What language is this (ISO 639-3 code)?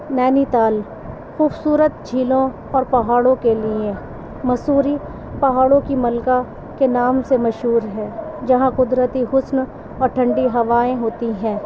urd